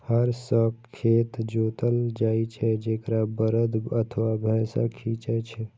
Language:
Maithili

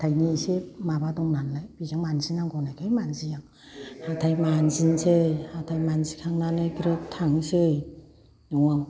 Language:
Bodo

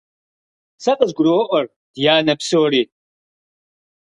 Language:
Kabardian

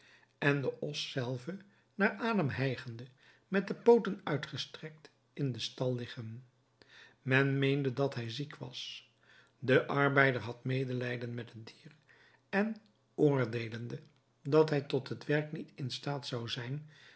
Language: Dutch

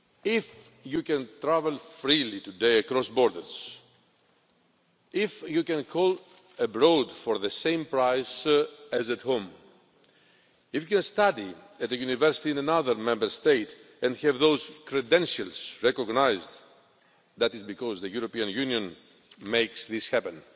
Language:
English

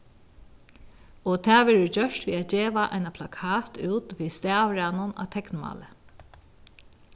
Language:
Faroese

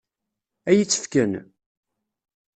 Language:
Kabyle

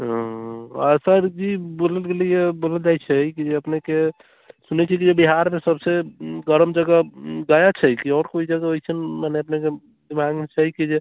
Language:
Maithili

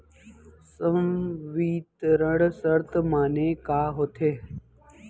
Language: Chhattisgarhi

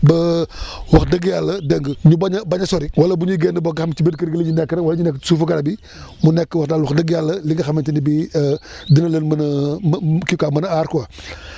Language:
Wolof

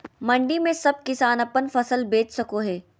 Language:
Magahi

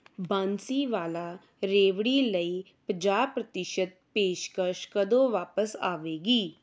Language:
Punjabi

